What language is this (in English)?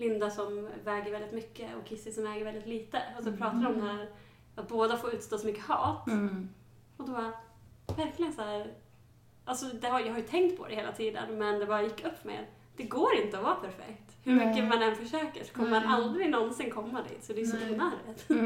Swedish